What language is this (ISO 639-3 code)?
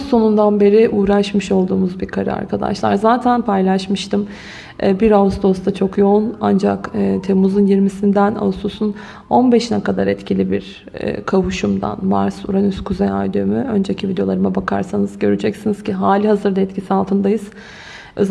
tur